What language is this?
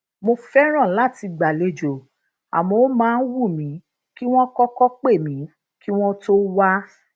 Yoruba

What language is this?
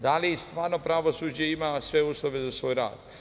Serbian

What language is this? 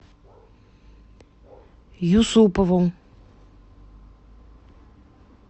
Russian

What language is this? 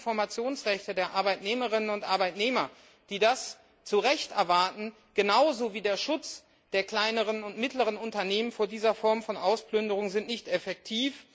German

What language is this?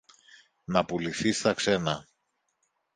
Greek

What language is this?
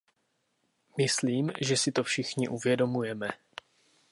Czech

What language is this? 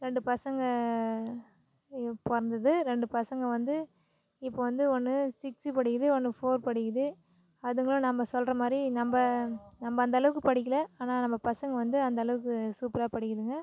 Tamil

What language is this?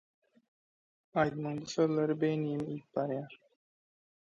Turkmen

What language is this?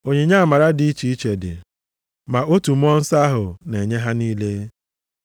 Igbo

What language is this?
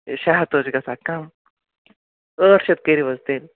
Kashmiri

